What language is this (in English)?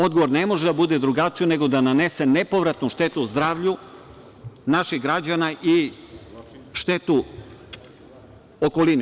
Serbian